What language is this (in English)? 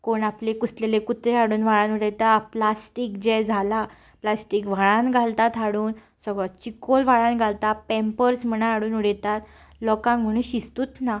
Konkani